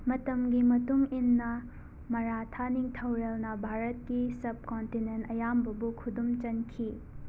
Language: Manipuri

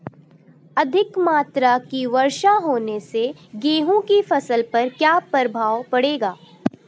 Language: Hindi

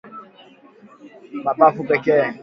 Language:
Swahili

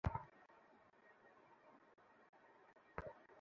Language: Bangla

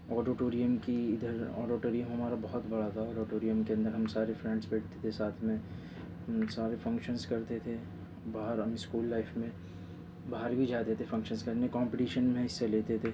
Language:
Urdu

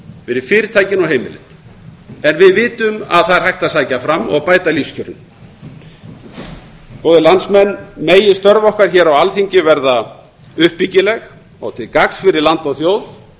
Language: Icelandic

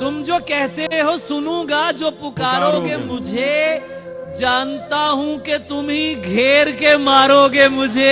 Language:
Urdu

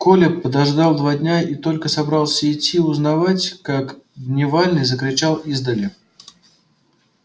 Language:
Russian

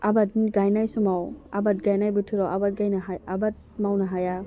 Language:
Bodo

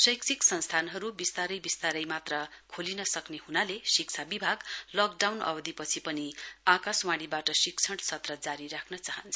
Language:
Nepali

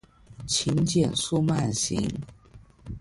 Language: Chinese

